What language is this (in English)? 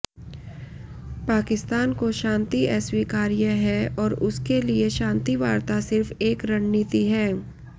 Hindi